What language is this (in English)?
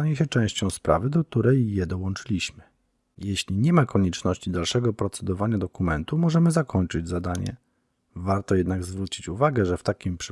Polish